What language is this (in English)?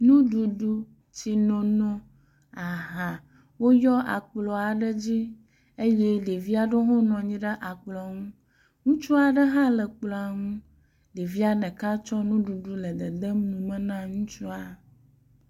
Ewe